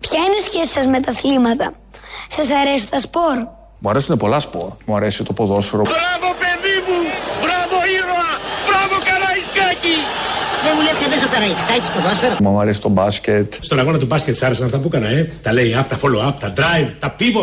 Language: Greek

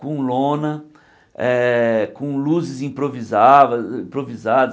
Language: Portuguese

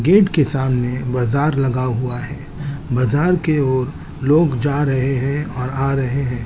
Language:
Hindi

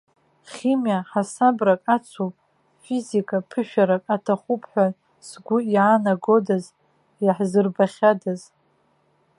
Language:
Abkhazian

